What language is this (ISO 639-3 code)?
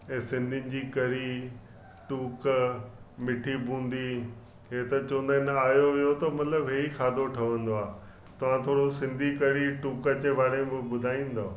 snd